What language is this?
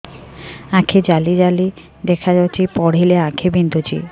Odia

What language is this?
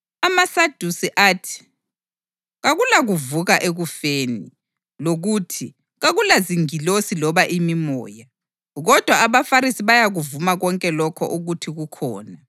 North Ndebele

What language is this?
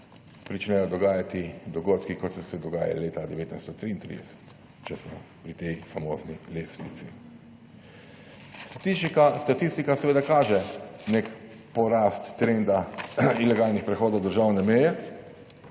Slovenian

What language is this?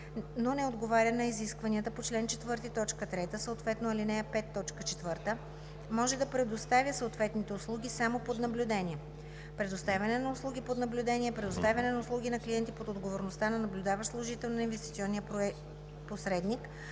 Bulgarian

